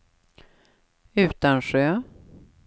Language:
Swedish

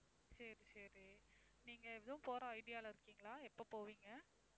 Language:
Tamil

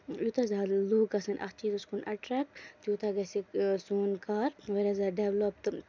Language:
Kashmiri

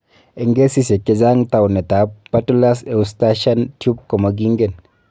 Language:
Kalenjin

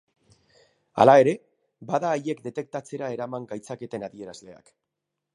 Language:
Basque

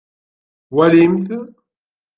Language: Kabyle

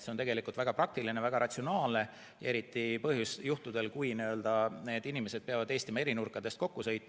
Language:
Estonian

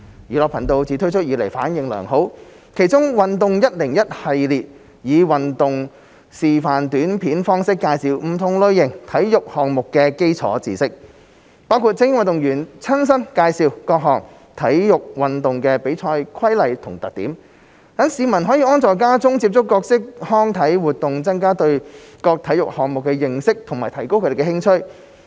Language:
Cantonese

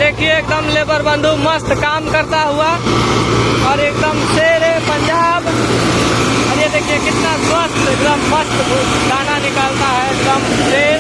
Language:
Hindi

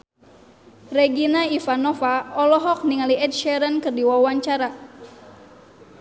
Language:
Sundanese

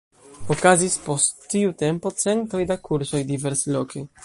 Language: Esperanto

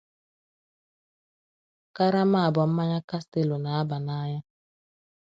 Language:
Igbo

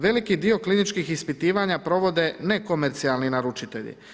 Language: Croatian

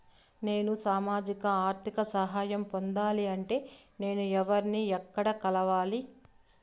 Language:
Telugu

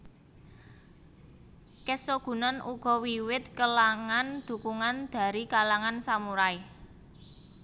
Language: Javanese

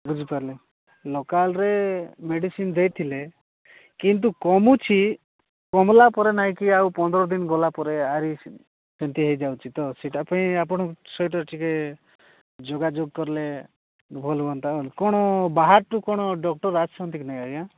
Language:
Odia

